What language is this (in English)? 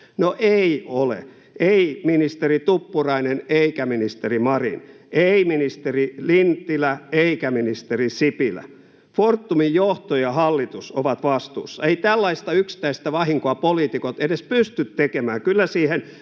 Finnish